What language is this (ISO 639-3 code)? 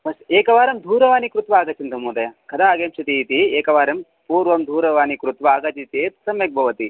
san